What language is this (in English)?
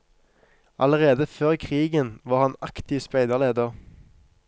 Norwegian